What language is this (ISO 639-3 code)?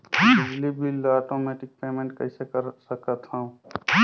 hne